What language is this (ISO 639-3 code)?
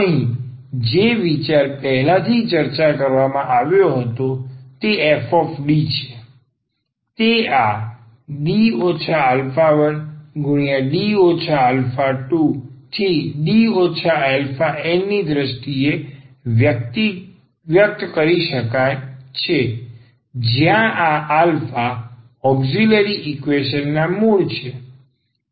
guj